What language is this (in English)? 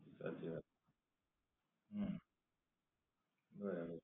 Gujarati